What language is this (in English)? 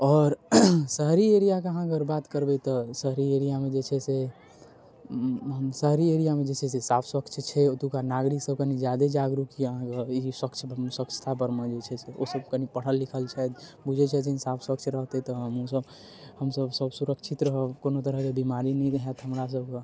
Maithili